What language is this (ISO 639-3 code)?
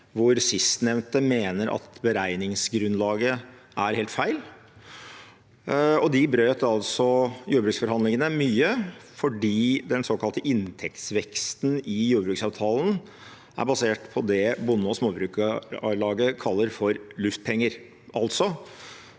nor